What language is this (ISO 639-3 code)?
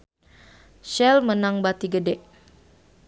sun